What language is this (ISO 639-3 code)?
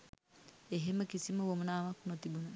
sin